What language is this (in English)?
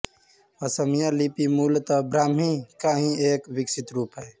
Hindi